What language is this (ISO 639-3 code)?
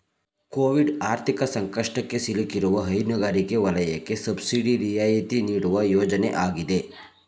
kan